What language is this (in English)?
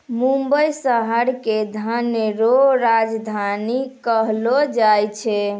Maithili